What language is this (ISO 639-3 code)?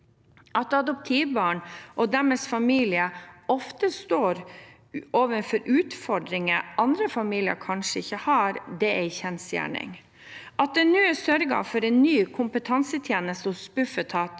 nor